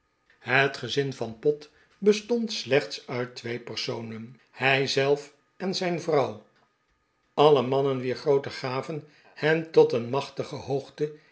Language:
Dutch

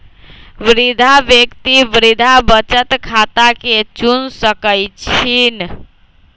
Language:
Magahi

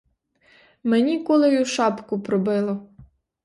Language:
Ukrainian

